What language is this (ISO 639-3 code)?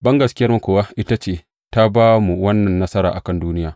hau